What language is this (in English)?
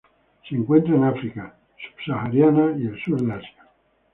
Spanish